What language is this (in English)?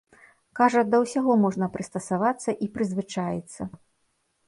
Belarusian